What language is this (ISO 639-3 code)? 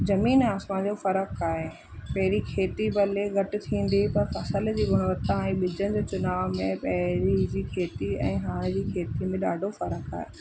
snd